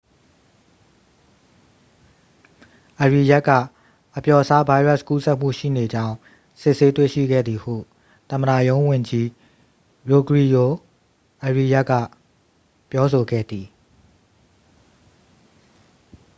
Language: Burmese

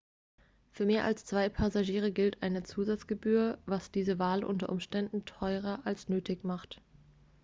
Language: German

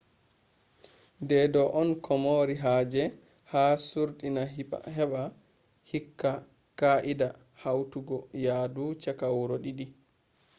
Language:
Fula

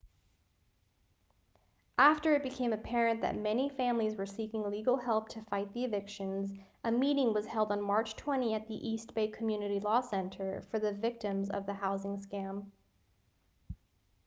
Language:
English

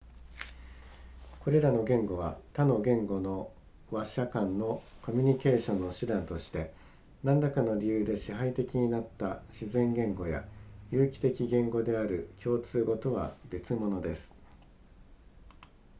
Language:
Japanese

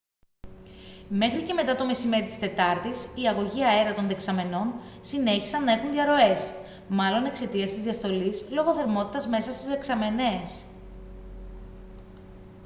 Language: Greek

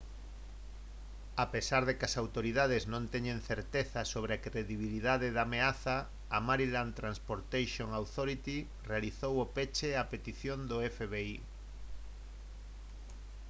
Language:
Galician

